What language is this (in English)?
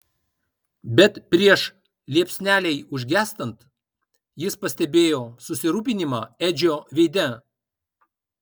Lithuanian